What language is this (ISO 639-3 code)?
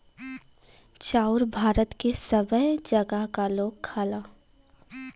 bho